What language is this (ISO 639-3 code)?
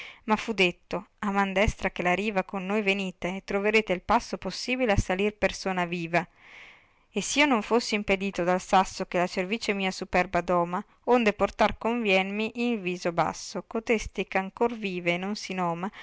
ita